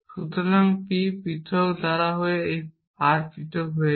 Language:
Bangla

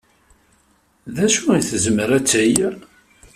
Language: Kabyle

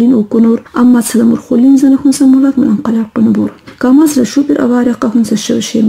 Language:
Arabic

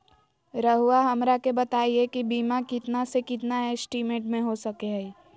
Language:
Magahi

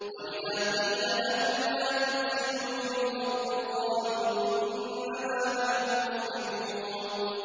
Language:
Arabic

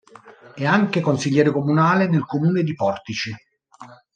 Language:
Italian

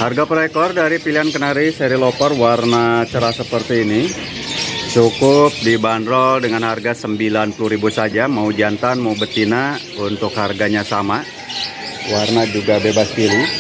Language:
Indonesian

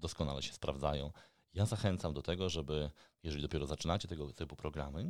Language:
Polish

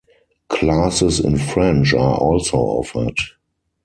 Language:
English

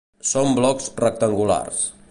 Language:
Catalan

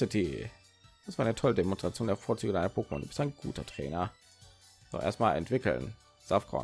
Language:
German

